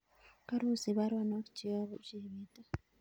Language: Kalenjin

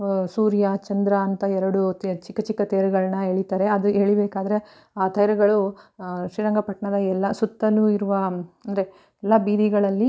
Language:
Kannada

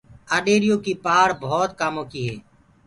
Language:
Gurgula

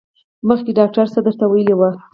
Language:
Pashto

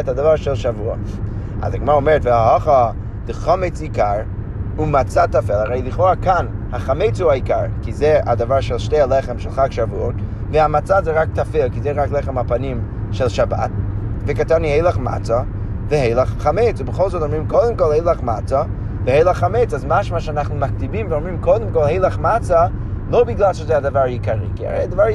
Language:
Hebrew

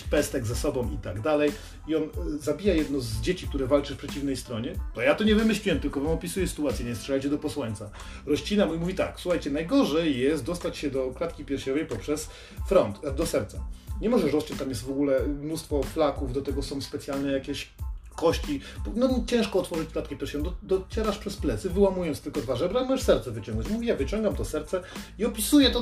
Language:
Polish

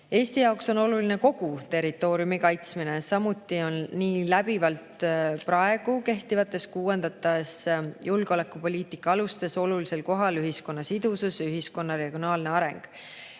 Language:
Estonian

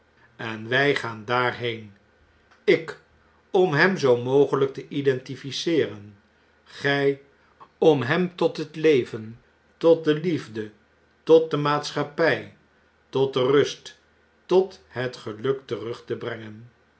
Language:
Dutch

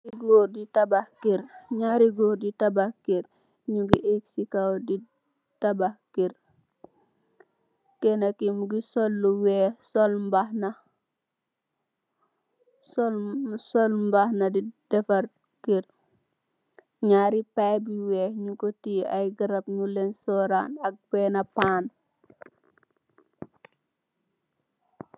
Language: Wolof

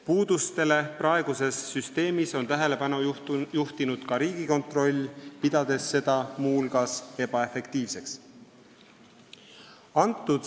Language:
Estonian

